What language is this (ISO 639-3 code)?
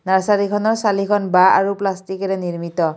asm